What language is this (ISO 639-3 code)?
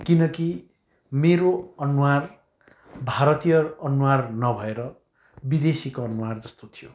nep